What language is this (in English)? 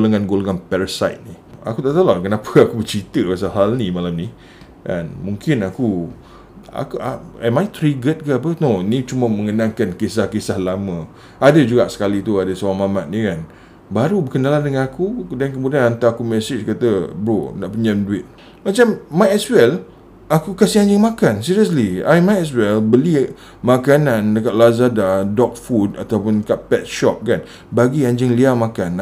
Malay